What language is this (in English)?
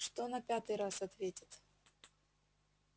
Russian